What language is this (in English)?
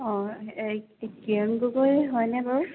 Assamese